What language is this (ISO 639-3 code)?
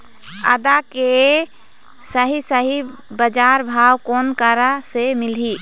hne